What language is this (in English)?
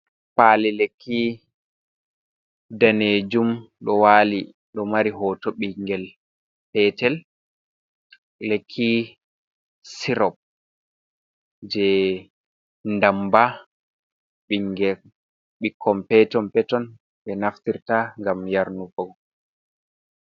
Fula